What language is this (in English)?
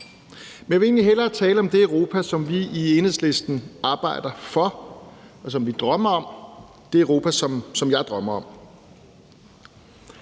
Danish